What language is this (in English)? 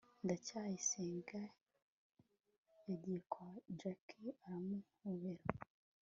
Kinyarwanda